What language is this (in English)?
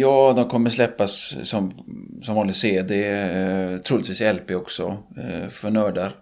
Swedish